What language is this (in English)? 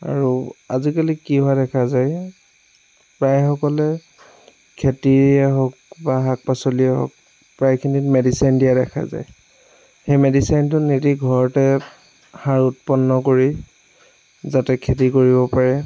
Assamese